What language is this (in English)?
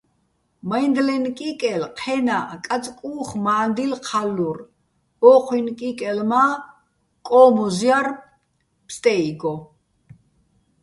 Bats